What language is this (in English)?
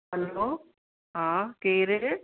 Sindhi